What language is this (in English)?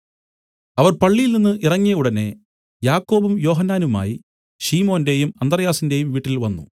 Malayalam